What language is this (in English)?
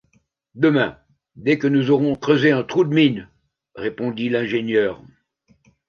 French